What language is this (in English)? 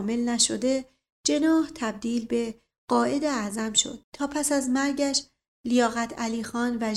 Persian